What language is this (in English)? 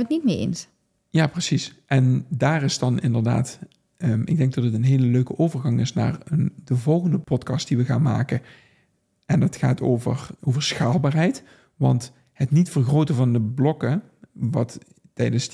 Dutch